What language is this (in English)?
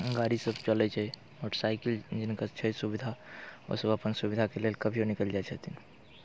Maithili